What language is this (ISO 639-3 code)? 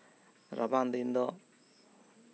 sat